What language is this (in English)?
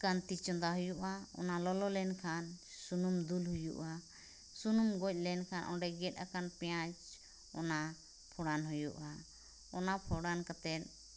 Santali